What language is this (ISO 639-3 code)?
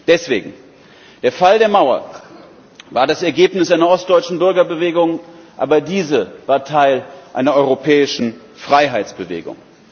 deu